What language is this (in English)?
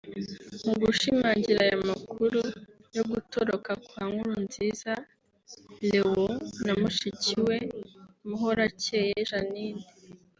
Kinyarwanda